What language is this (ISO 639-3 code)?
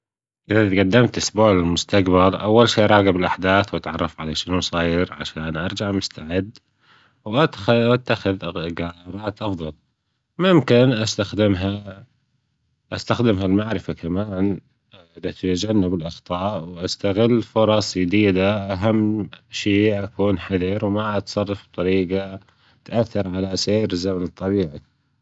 afb